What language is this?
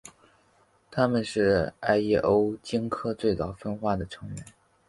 Chinese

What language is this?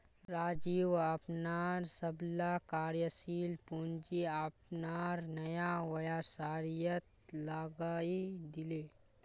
Magahi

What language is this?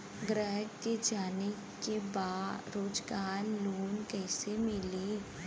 Bhojpuri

